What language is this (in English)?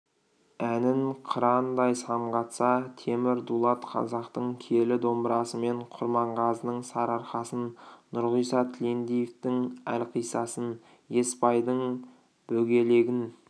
Kazakh